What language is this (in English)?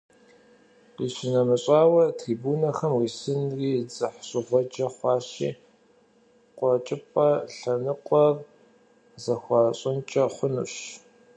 Kabardian